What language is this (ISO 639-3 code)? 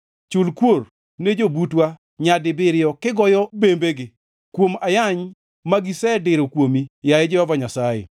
luo